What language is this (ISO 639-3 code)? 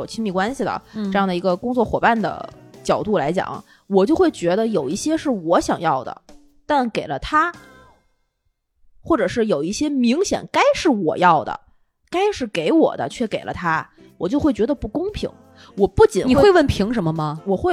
zho